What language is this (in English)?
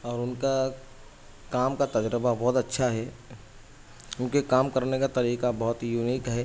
Urdu